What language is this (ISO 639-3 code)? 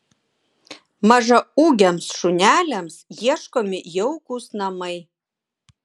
lit